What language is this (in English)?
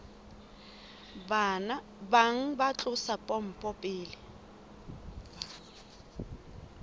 Southern Sotho